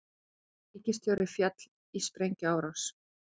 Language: Icelandic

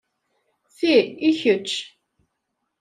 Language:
Kabyle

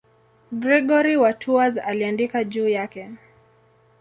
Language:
Swahili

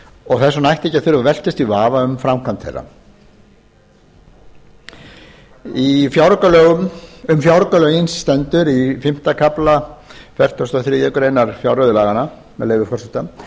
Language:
Icelandic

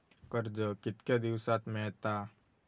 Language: Marathi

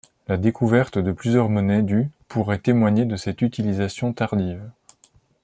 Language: French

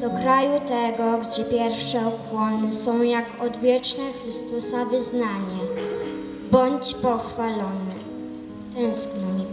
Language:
Polish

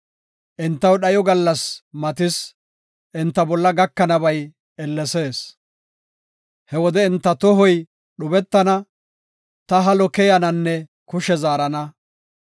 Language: Gofa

